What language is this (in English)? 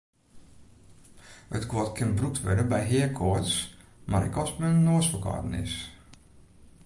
Western Frisian